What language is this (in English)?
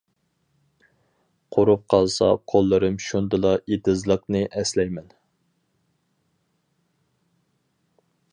Uyghur